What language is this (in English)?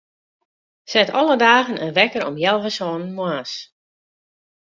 Western Frisian